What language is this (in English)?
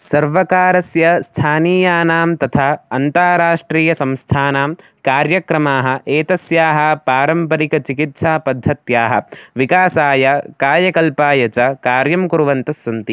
Sanskrit